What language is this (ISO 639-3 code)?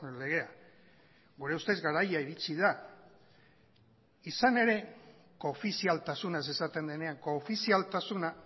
eus